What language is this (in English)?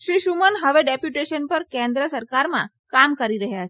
Gujarati